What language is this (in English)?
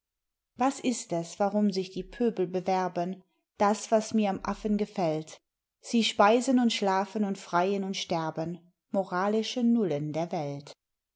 German